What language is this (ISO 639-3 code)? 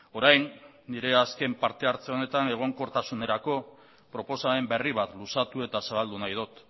eus